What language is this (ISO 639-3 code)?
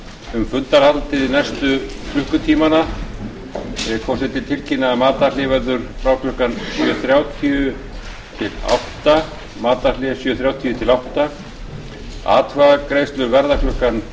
isl